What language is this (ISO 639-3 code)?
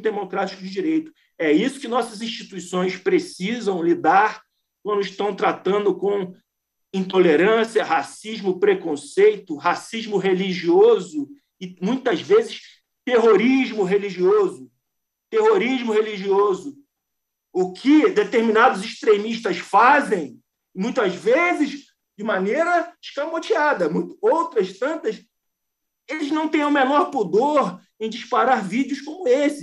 por